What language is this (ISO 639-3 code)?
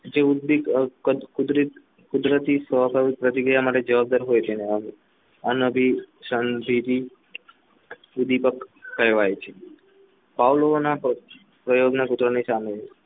guj